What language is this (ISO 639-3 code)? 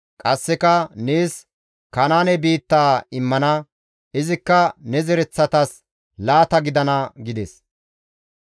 gmv